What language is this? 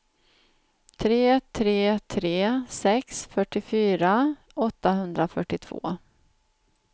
Swedish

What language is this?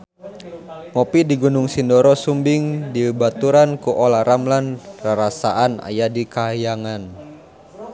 Sundanese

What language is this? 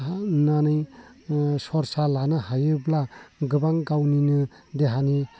Bodo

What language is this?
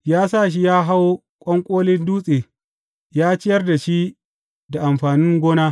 Hausa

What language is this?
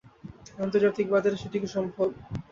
Bangla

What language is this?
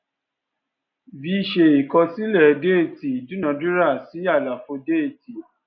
Yoruba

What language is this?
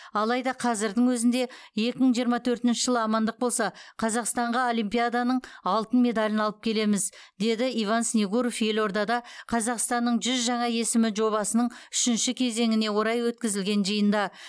Kazakh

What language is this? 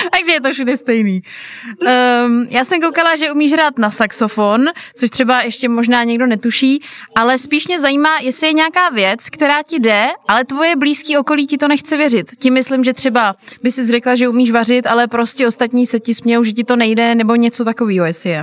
Czech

